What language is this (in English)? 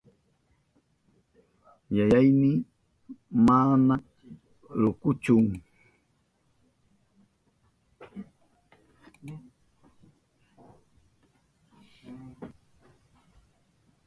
Southern Pastaza Quechua